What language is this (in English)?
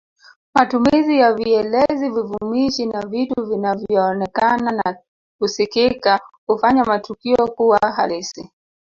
Swahili